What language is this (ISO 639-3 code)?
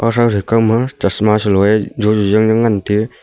nnp